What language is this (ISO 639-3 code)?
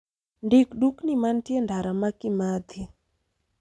luo